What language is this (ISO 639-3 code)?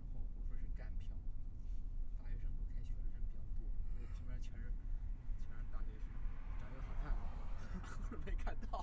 zho